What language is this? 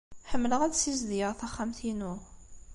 Kabyle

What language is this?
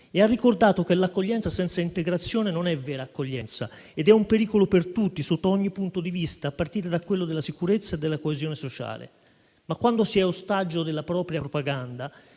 Italian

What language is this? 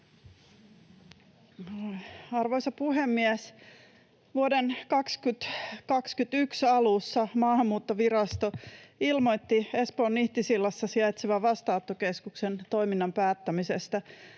Finnish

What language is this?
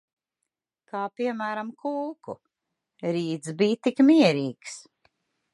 Latvian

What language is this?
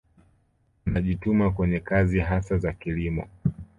Swahili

